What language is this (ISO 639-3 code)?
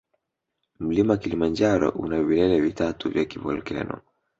swa